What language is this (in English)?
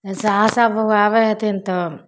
Maithili